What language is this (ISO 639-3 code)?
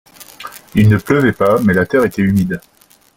fra